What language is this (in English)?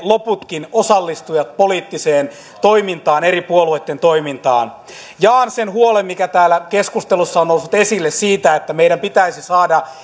Finnish